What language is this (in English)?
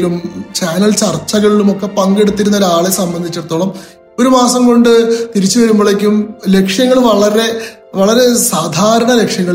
Malayalam